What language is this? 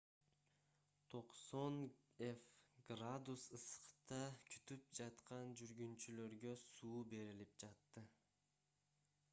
Kyrgyz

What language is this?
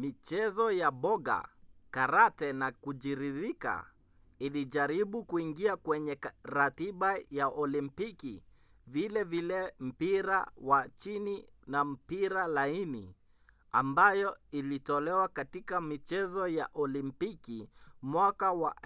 Swahili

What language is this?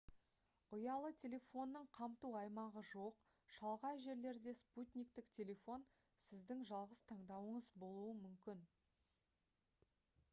Kazakh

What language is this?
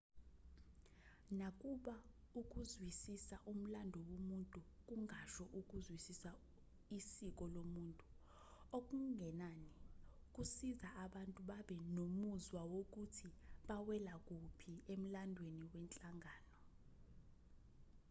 Zulu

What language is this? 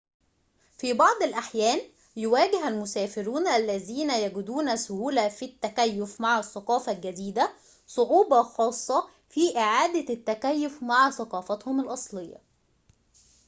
Arabic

